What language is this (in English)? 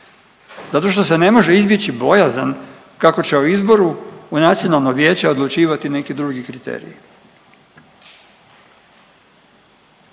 Croatian